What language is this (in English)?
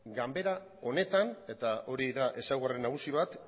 Basque